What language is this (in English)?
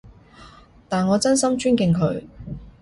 Cantonese